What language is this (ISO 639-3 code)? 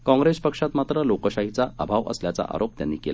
mar